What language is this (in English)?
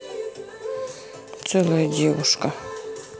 Russian